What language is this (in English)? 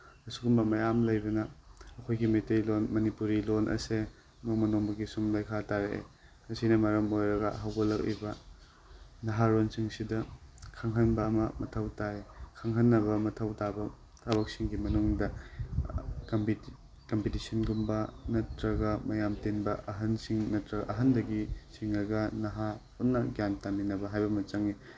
Manipuri